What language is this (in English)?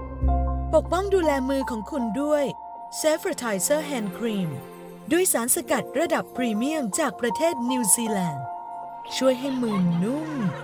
Thai